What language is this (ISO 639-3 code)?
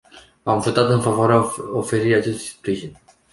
ron